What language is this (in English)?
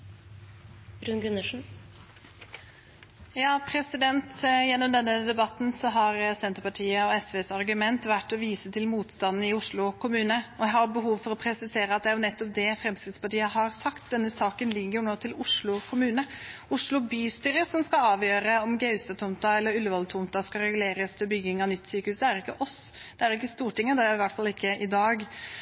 Norwegian Bokmål